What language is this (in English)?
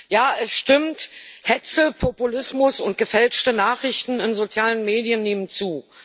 German